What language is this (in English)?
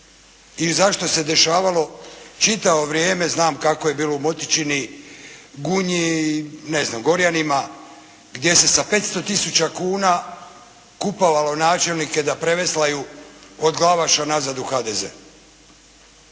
Croatian